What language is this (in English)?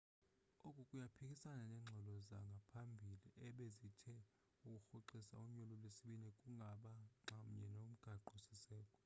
Xhosa